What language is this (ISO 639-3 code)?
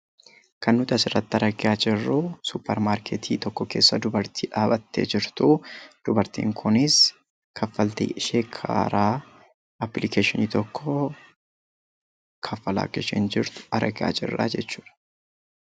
orm